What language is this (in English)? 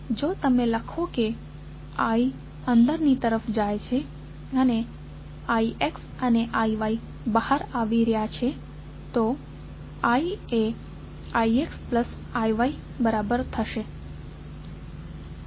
Gujarati